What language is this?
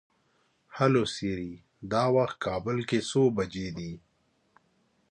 Pashto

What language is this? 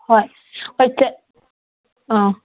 Manipuri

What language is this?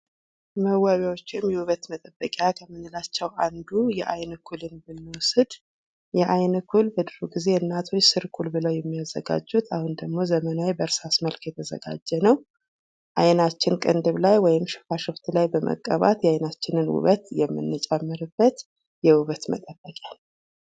Amharic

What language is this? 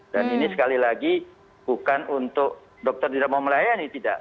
Indonesian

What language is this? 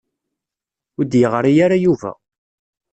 Kabyle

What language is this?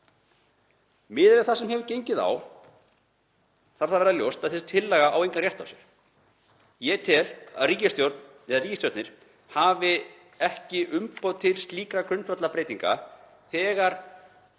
Icelandic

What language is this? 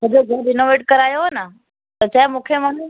Sindhi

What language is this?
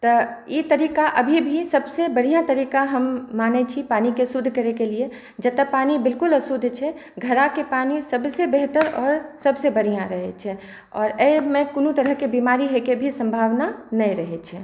Maithili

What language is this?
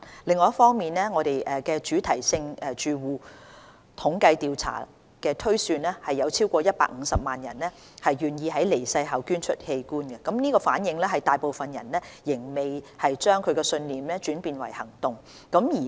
Cantonese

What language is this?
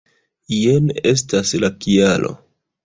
Esperanto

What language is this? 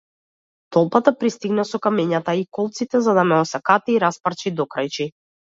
Macedonian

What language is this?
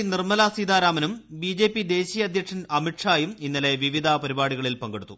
Malayalam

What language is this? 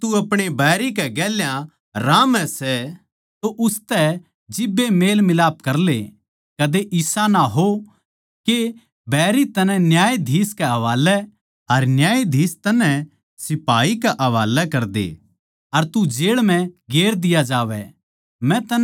Haryanvi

